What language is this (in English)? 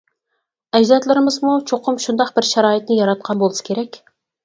Uyghur